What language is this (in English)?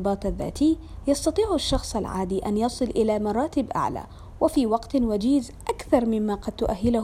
Arabic